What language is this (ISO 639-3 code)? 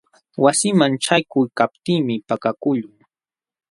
qxw